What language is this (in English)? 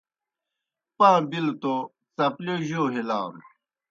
Kohistani Shina